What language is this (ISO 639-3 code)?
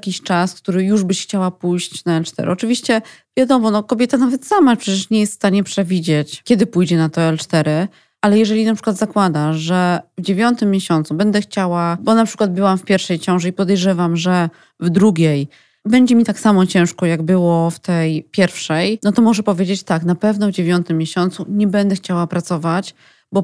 pol